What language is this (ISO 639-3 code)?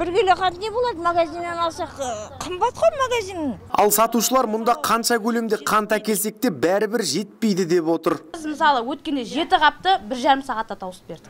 tur